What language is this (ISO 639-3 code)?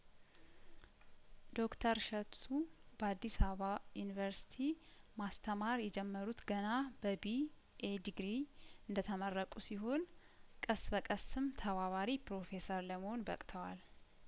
amh